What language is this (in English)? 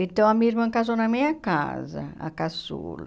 Portuguese